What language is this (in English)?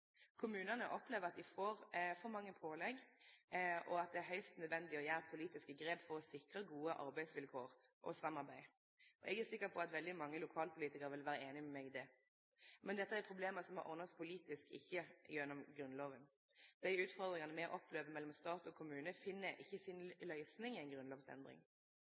Norwegian Nynorsk